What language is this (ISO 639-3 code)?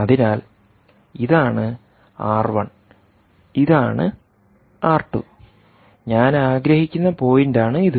mal